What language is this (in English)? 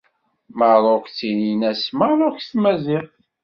Kabyle